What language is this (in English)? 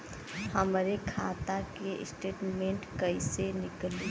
Bhojpuri